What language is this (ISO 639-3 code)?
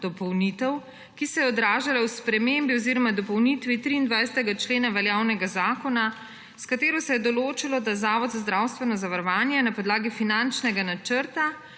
slv